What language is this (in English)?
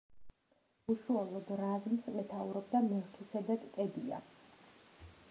Georgian